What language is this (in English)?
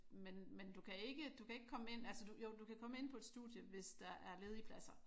Danish